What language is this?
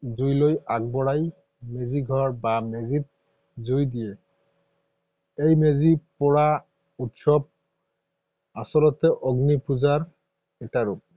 Assamese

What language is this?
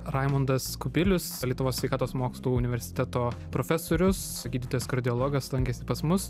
Lithuanian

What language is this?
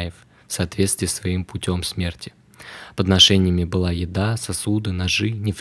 Russian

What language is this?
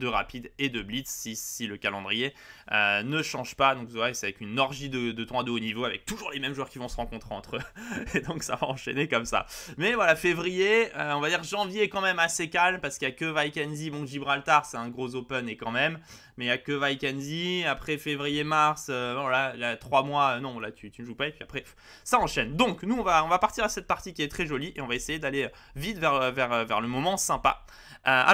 French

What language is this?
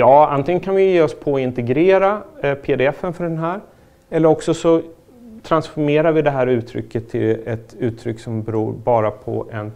Swedish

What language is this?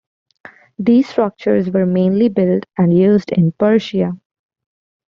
English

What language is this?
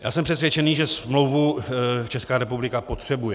Czech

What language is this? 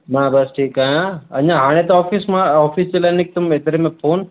Sindhi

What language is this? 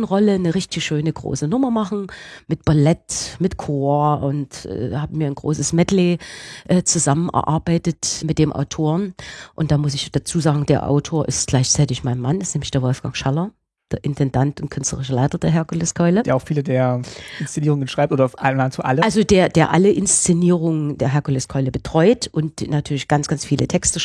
German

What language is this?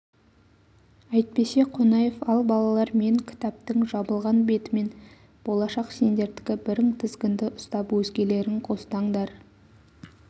Kazakh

